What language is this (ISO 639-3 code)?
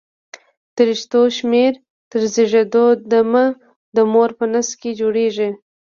pus